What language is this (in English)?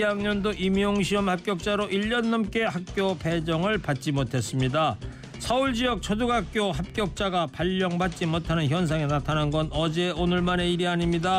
Korean